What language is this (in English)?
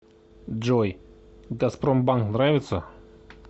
Russian